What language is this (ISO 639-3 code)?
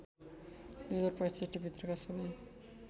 nep